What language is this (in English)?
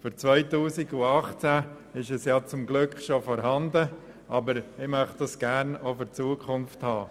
Swiss German